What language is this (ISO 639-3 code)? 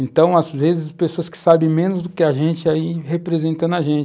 por